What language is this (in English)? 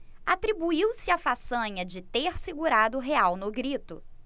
Portuguese